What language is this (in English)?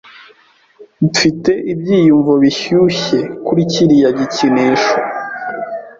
Kinyarwanda